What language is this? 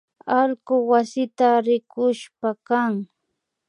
Imbabura Highland Quichua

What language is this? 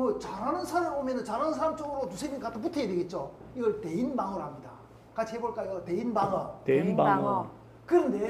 Korean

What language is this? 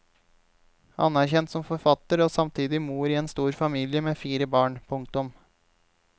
Norwegian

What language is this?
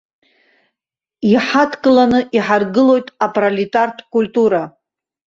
Abkhazian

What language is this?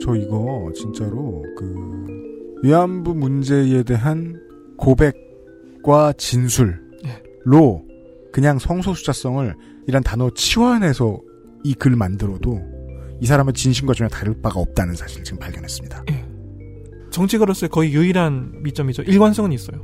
Korean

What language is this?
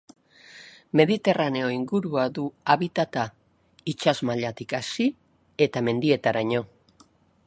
Basque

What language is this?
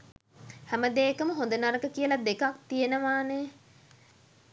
Sinhala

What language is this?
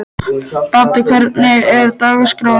Icelandic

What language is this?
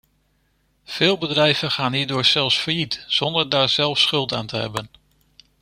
Dutch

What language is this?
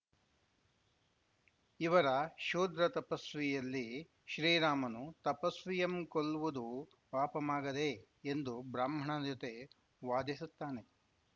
Kannada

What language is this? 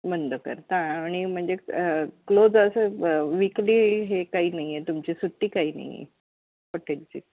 Marathi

